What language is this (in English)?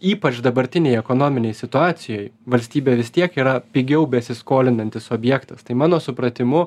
Lithuanian